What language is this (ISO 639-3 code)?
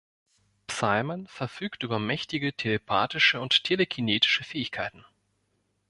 deu